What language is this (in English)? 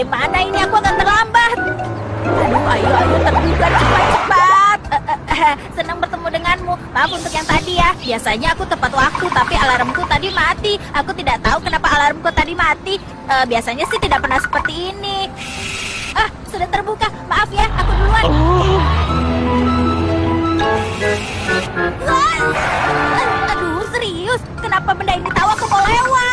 Indonesian